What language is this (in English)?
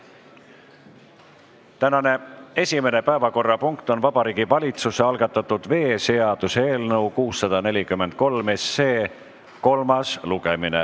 Estonian